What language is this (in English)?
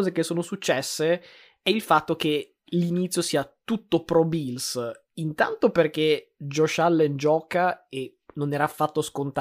Italian